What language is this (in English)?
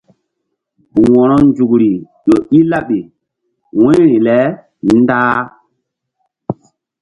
Mbum